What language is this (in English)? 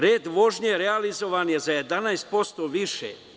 Serbian